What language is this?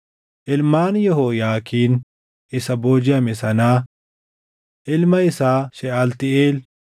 Oromo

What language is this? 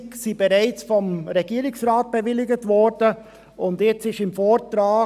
Swiss German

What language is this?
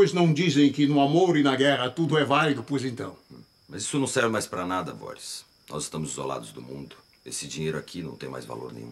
Portuguese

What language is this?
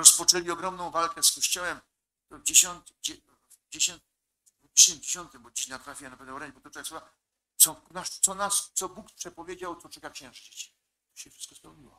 Polish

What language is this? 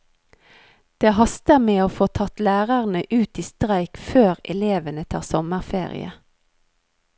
Norwegian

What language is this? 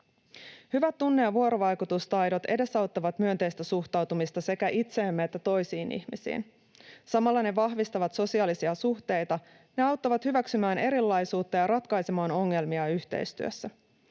Finnish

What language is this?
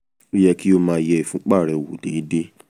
Yoruba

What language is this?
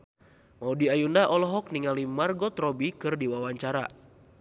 Sundanese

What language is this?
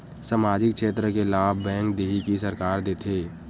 Chhattisgarhi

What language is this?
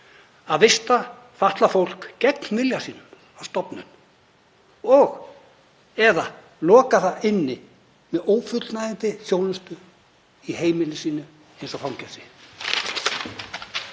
Icelandic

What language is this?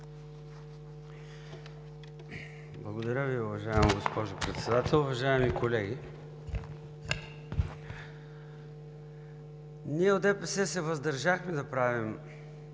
Bulgarian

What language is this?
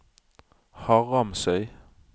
Norwegian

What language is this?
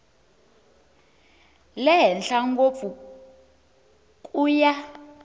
Tsonga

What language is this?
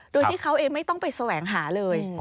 Thai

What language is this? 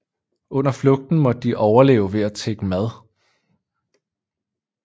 Danish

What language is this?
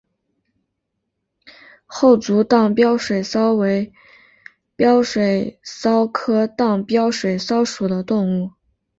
Chinese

